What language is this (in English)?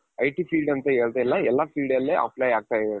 Kannada